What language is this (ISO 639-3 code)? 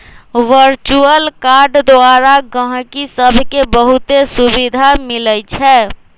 mag